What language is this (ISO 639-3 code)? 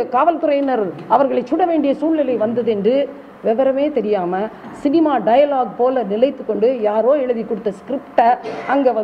jpn